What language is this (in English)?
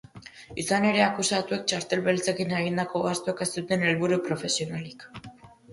Basque